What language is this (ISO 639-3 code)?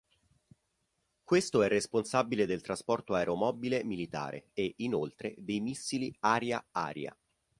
ita